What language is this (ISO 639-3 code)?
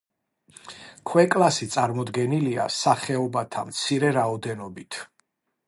kat